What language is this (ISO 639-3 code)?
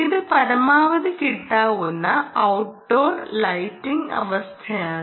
mal